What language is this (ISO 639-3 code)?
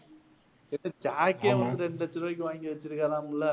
tam